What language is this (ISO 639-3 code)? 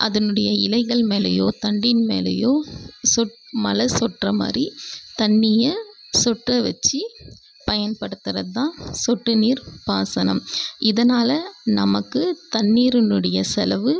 tam